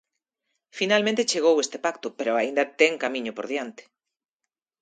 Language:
Galician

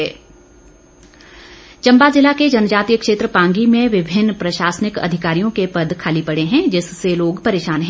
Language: Hindi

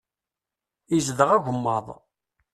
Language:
Kabyle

